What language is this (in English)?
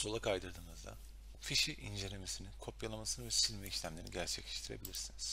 Turkish